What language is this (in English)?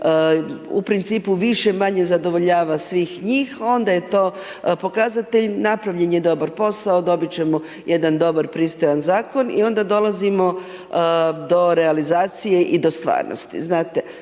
Croatian